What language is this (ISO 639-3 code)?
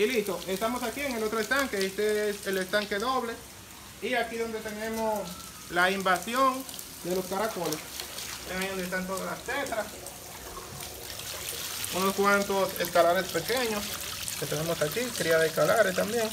spa